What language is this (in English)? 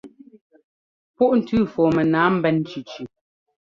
Ngomba